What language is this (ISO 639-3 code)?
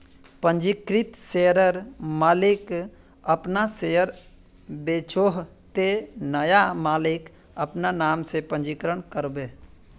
mag